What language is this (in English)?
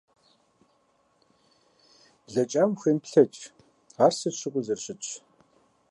Kabardian